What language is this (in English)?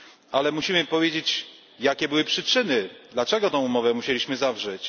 Polish